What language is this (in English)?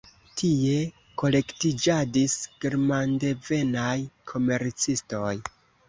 Esperanto